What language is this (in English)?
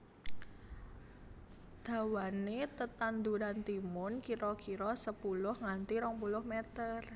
Javanese